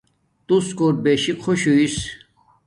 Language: Domaaki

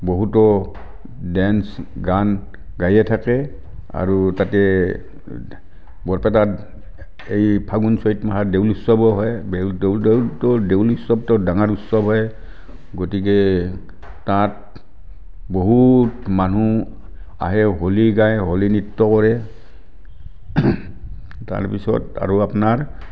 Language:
Assamese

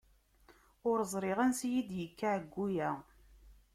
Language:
Kabyle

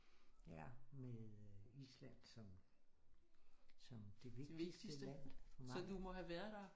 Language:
Danish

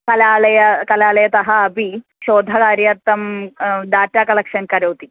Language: Sanskrit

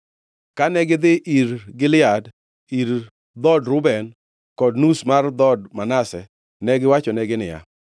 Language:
Luo (Kenya and Tanzania)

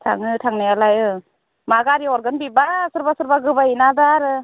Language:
Bodo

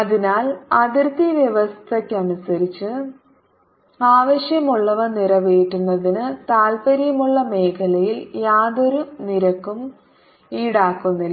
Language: Malayalam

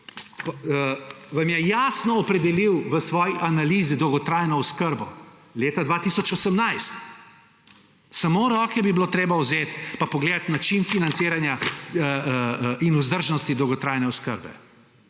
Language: Slovenian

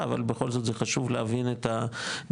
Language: Hebrew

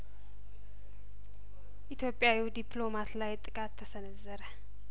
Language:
Amharic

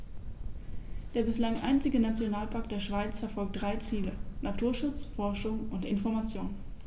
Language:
German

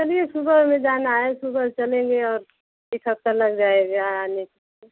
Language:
Hindi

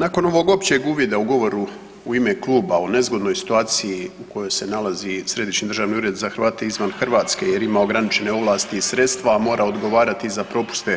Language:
Croatian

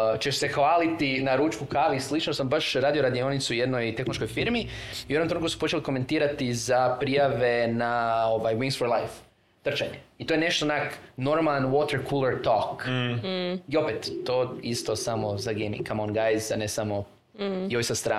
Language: Croatian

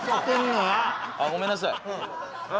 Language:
Japanese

